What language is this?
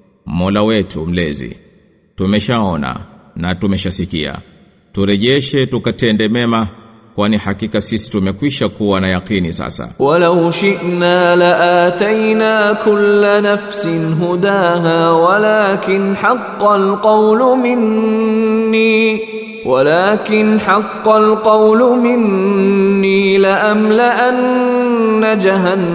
Swahili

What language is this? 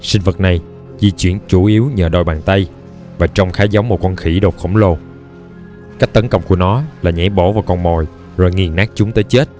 Vietnamese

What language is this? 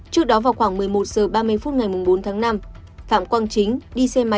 Vietnamese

